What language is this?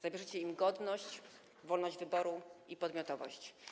Polish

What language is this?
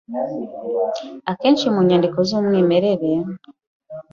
Kinyarwanda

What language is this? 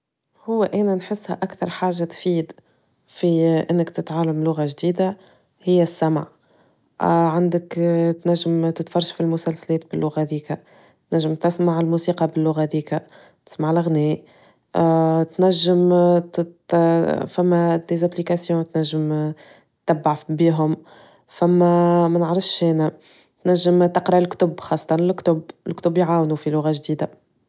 Tunisian Arabic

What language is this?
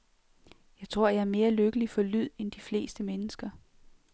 Danish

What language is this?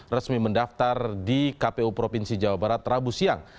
Indonesian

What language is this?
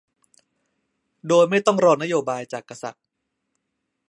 Thai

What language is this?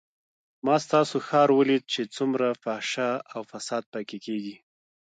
Pashto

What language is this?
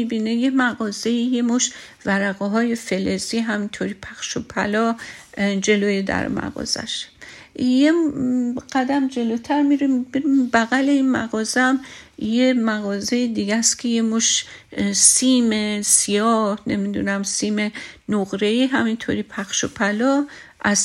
Persian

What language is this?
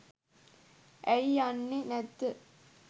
Sinhala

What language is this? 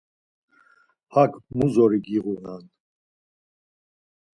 Laz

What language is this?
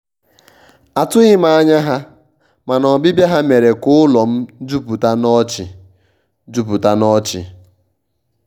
Igbo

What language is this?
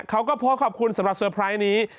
Thai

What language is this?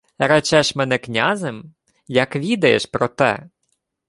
Ukrainian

